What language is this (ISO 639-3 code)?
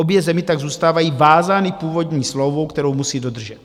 ces